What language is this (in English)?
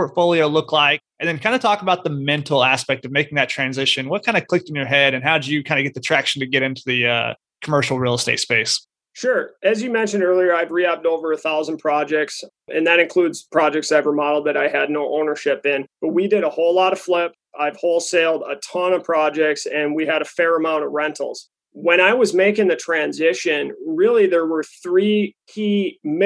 English